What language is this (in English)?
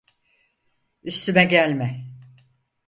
Turkish